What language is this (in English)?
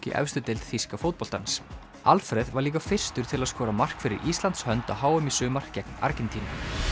Icelandic